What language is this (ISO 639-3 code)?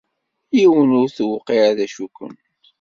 kab